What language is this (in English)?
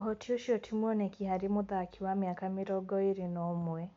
Kikuyu